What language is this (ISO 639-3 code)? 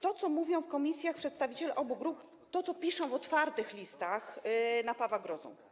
pol